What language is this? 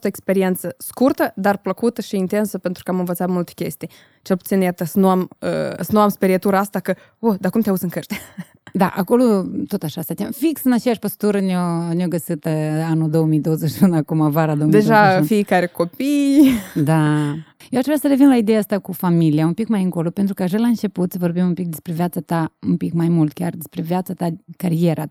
Romanian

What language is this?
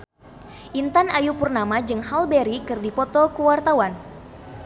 Sundanese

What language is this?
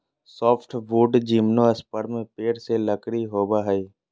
Magahi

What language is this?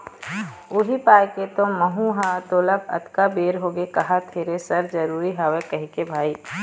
Chhattisgarhi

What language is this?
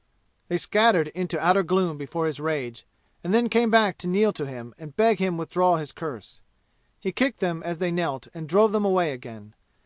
English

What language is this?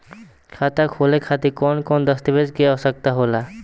Bhojpuri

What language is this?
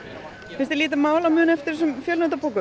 Icelandic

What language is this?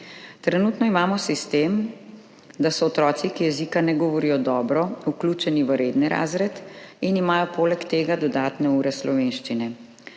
Slovenian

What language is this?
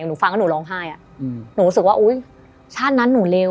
Thai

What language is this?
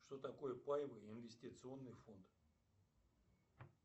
Russian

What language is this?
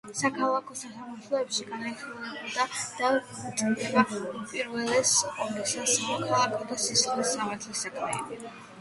Georgian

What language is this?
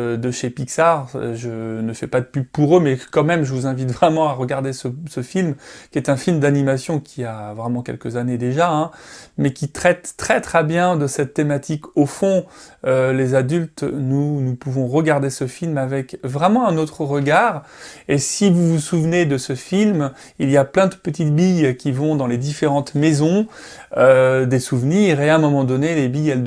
French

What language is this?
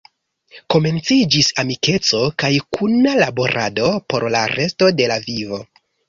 Esperanto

